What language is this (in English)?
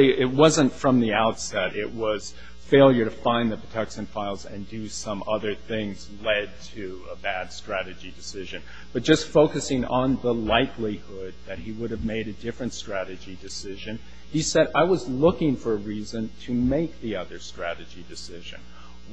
English